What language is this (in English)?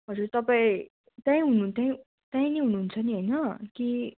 Nepali